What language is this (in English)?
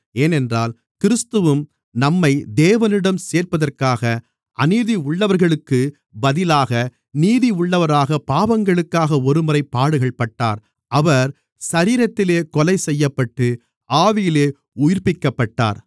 Tamil